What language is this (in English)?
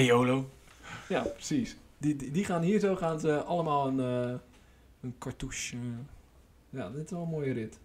Dutch